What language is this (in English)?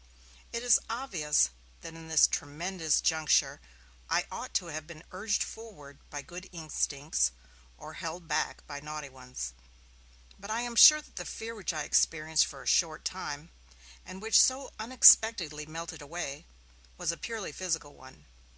English